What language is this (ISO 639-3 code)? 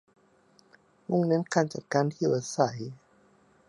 tha